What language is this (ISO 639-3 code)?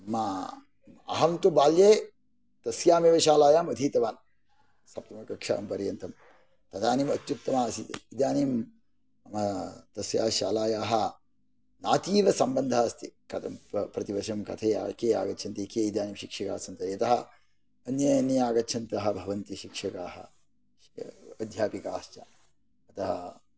san